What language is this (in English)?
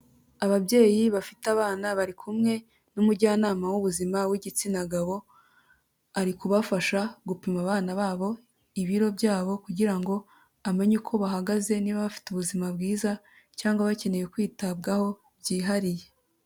Kinyarwanda